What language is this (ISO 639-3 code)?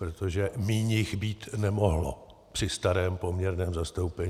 ces